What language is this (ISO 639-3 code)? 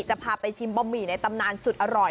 tha